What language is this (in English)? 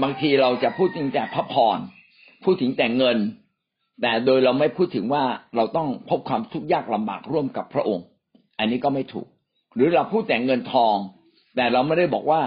Thai